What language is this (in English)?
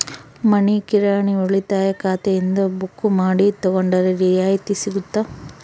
Kannada